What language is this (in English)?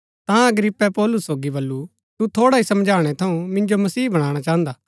Gaddi